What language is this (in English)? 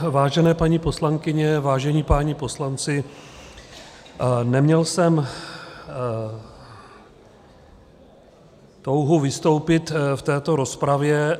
Czech